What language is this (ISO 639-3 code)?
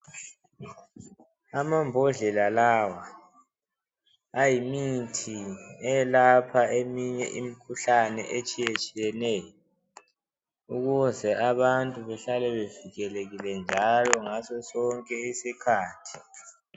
nde